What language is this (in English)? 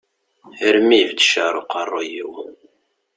Kabyle